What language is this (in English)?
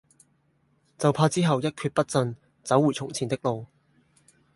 Cantonese